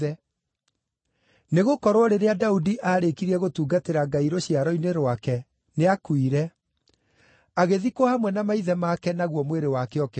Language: Kikuyu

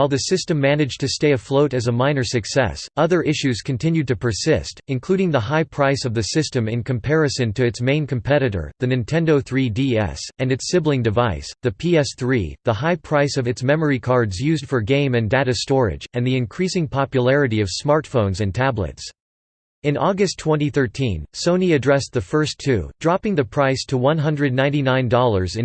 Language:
English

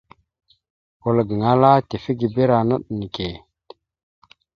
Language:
Mada (Cameroon)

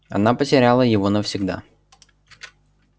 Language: Russian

